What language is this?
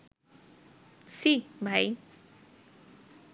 Bangla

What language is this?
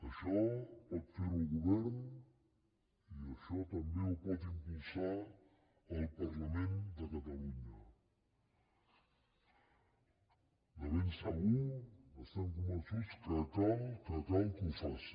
Catalan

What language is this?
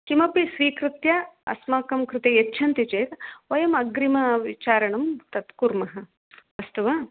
Sanskrit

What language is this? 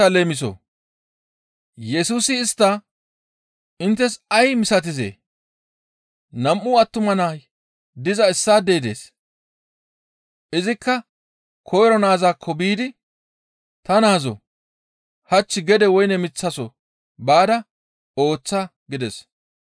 Gamo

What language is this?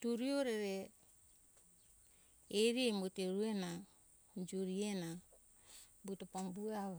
Hunjara-Kaina Ke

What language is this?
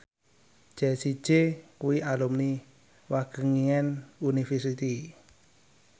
Javanese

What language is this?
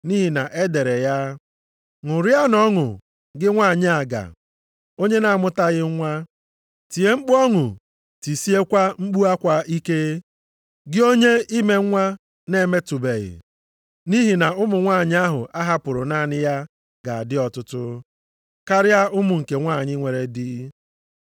Igbo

